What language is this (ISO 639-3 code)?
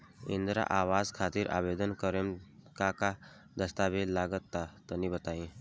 bho